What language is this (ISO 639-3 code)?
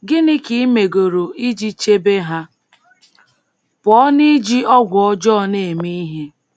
ibo